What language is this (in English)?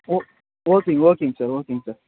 Tamil